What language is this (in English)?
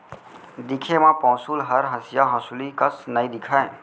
Chhattisgarhi